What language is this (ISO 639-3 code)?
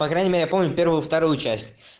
rus